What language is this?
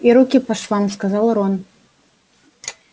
Russian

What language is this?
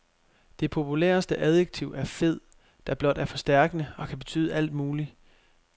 Danish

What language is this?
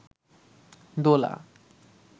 Bangla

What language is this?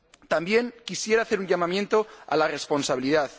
Spanish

